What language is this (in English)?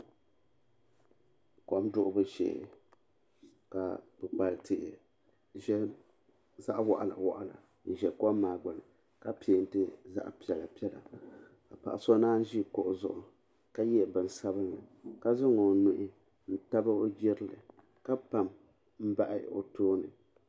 Dagbani